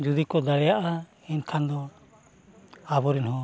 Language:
Santali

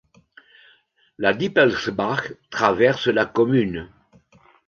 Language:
French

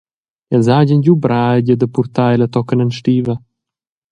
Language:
Romansh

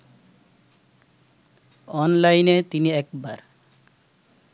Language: Bangla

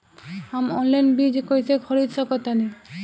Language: Bhojpuri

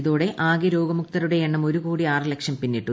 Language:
Malayalam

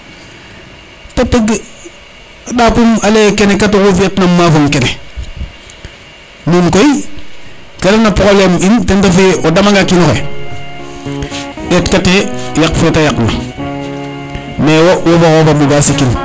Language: Serer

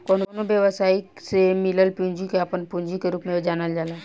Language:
Bhojpuri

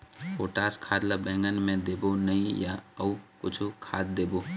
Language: Chhattisgarhi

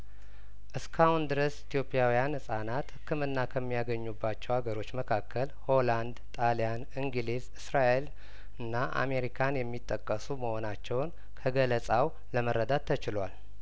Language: Amharic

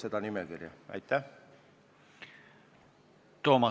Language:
Estonian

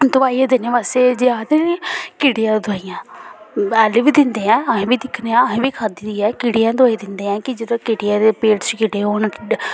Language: Dogri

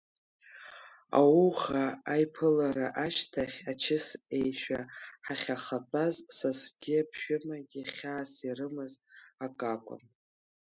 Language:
Abkhazian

